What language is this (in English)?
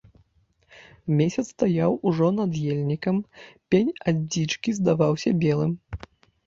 Belarusian